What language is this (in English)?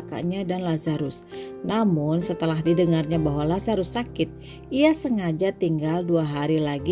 Indonesian